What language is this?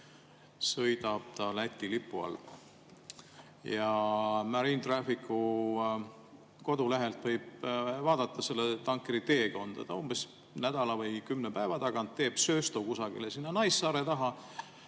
Estonian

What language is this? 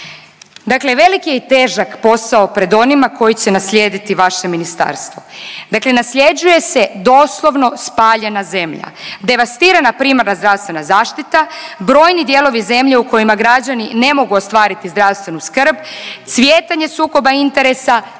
Croatian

